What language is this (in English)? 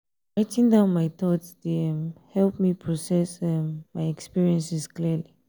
Nigerian Pidgin